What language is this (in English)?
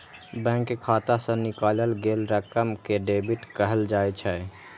Maithili